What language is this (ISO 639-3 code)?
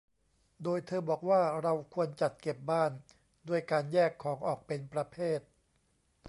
tha